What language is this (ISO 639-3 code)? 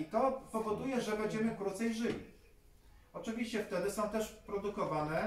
pol